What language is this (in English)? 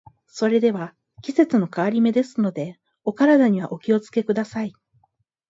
Japanese